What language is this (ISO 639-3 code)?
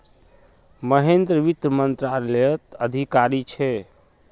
mag